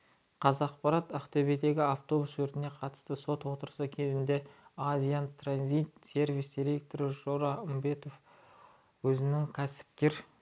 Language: Kazakh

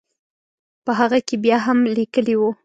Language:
Pashto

